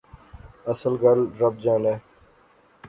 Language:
Pahari-Potwari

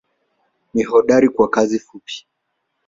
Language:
Swahili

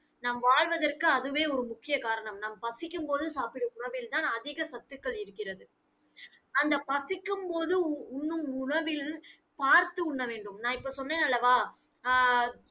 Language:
Tamil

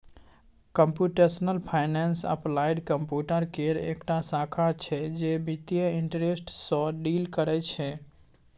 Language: Maithili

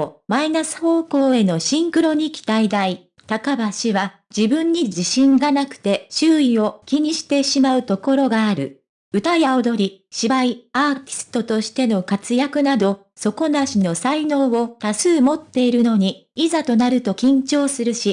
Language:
Japanese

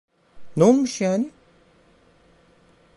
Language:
Turkish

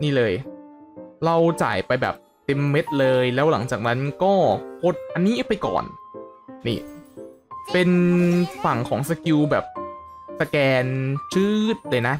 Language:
Thai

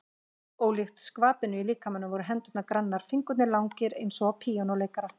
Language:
Icelandic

